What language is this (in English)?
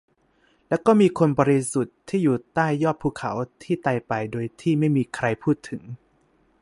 Thai